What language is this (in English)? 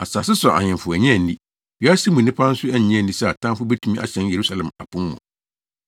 Akan